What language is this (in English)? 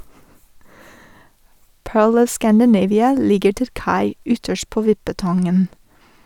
Norwegian